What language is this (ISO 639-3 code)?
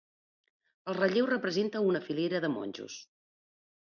cat